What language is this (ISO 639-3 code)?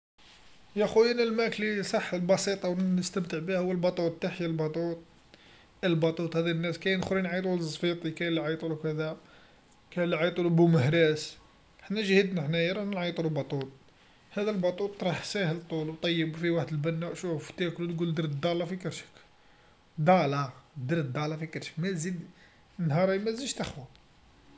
arq